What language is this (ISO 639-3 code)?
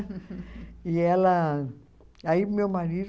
por